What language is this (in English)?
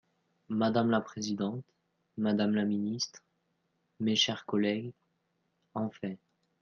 French